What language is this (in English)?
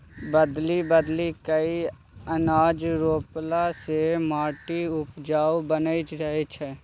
Maithili